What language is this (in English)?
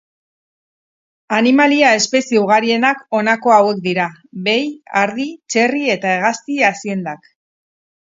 Basque